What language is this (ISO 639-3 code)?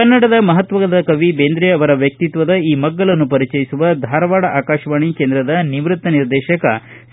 kan